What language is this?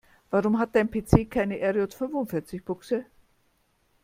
German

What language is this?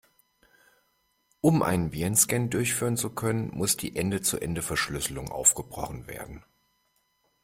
German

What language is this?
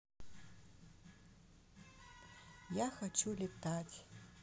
Russian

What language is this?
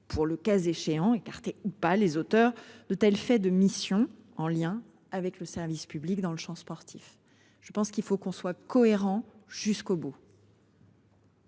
French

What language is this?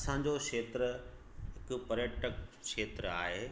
Sindhi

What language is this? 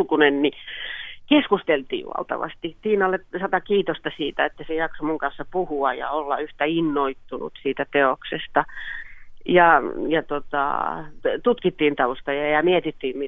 Finnish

